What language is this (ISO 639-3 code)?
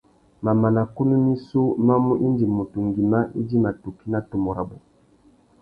bag